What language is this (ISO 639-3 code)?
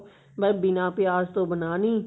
pan